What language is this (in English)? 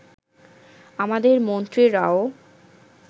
Bangla